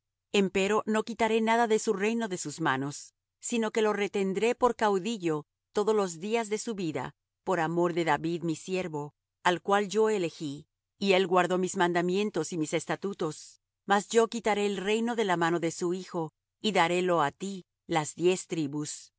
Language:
Spanish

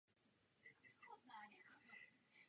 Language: Czech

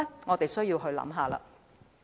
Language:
Cantonese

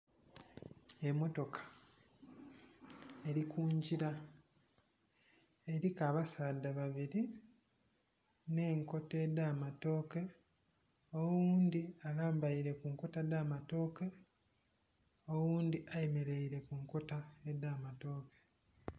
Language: Soga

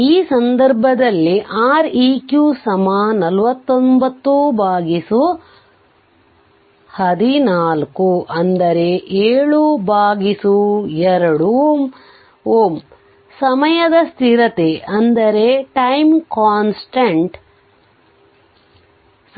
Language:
Kannada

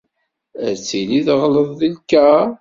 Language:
Kabyle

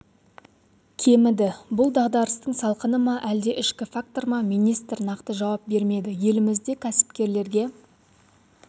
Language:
Kazakh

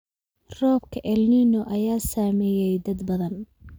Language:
Somali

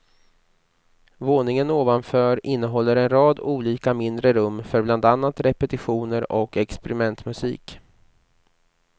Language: Swedish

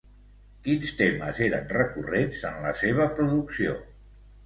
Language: Catalan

